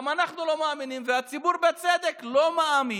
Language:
Hebrew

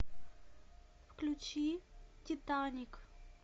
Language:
Russian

